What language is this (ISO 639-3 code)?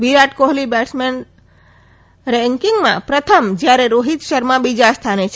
guj